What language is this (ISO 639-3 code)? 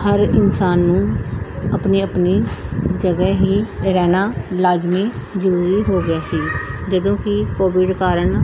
pan